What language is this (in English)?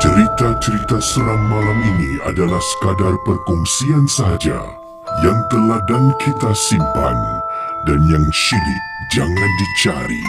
Malay